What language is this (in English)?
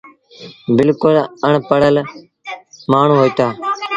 Sindhi Bhil